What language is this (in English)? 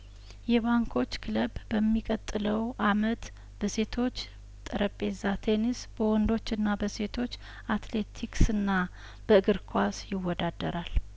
Amharic